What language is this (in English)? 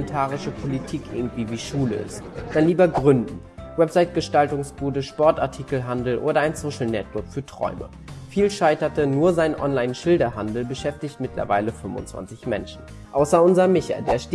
German